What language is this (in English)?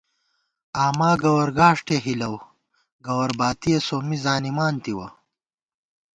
Gawar-Bati